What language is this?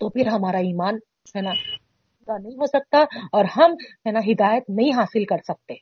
Urdu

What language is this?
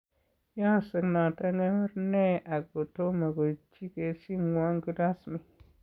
Kalenjin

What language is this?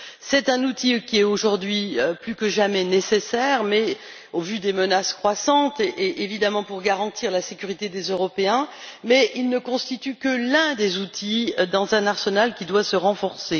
French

